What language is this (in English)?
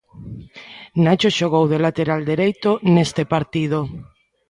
Galician